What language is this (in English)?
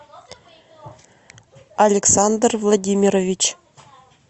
Russian